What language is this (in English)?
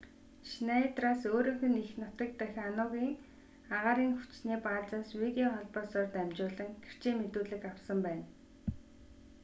Mongolian